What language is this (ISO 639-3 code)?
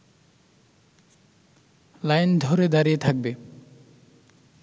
ben